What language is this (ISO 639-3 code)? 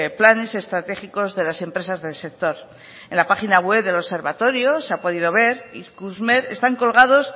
spa